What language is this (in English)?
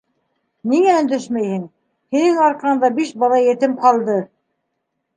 Bashkir